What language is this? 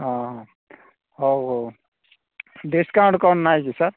Odia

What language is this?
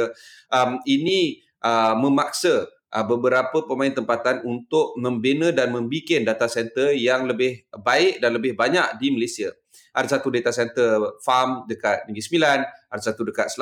Malay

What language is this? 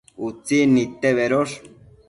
Matsés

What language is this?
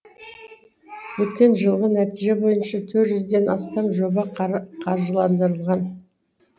Kazakh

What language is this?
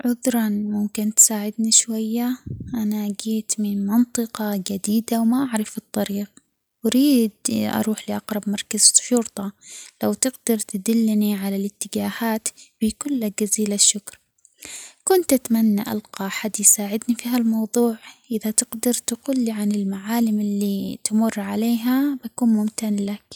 Omani Arabic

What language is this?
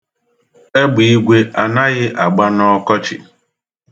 Igbo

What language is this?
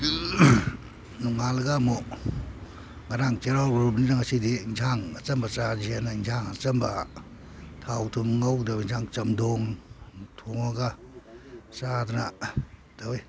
Manipuri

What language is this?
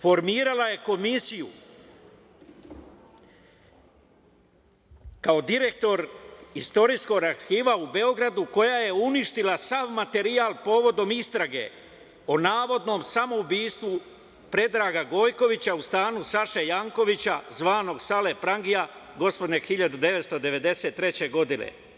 Serbian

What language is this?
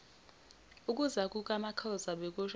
Zulu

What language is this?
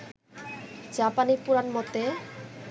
Bangla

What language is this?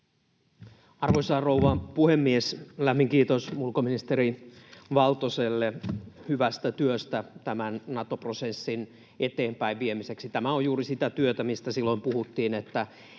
Finnish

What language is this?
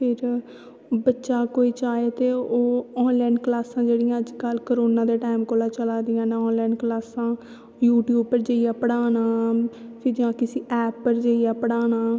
Dogri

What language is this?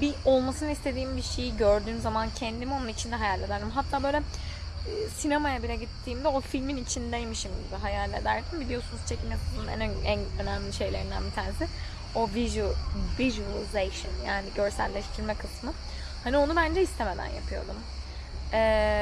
Turkish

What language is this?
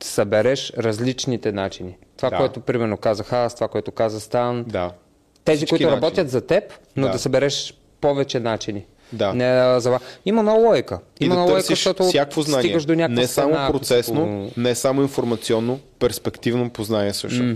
Bulgarian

